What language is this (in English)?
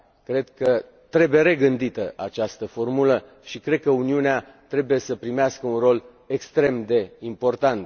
Romanian